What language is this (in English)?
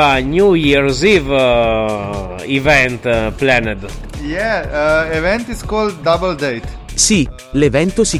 Italian